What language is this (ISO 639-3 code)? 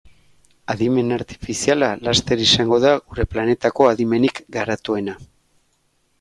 eus